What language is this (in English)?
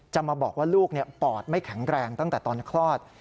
Thai